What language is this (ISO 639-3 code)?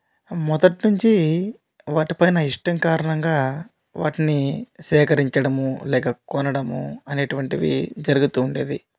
tel